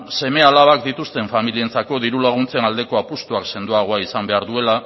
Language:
Basque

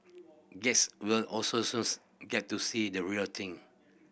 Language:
English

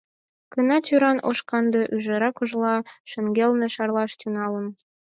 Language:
Mari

